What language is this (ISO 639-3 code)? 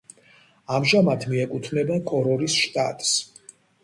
kat